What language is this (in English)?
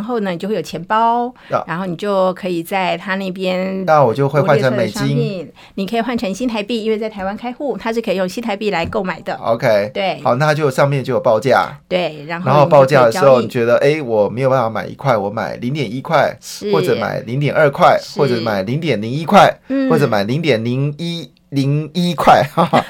Chinese